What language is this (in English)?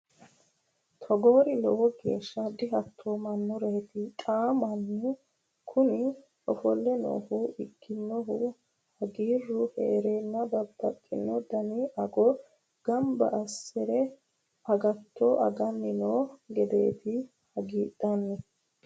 Sidamo